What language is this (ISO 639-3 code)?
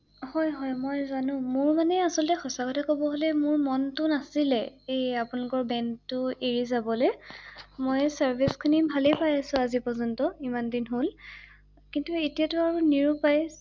asm